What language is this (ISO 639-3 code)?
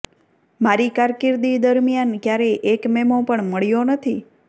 guj